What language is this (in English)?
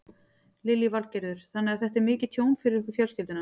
Icelandic